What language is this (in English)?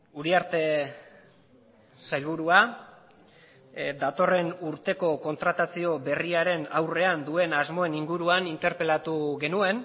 Basque